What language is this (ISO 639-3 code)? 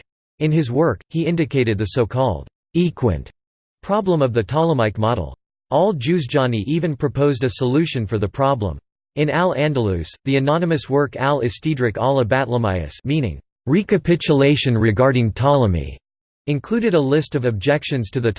eng